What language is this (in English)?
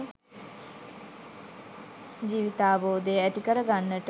Sinhala